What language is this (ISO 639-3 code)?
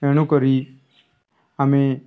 ori